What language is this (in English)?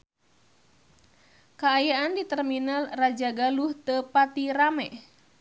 Sundanese